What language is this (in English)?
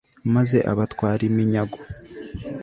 Kinyarwanda